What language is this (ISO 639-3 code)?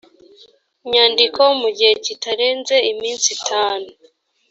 kin